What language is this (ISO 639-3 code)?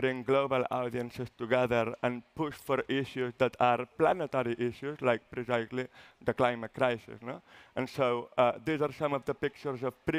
eng